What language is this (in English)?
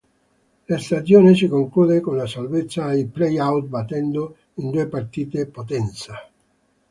Italian